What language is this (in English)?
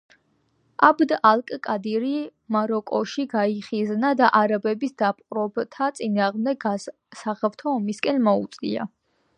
Georgian